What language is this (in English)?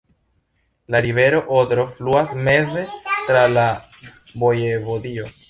Esperanto